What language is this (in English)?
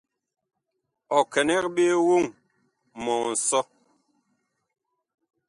Bakoko